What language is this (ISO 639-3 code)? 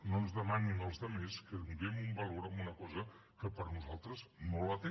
cat